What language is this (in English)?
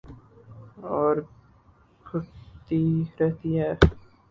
Urdu